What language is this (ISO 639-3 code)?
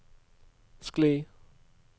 nor